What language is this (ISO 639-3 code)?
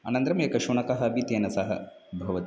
san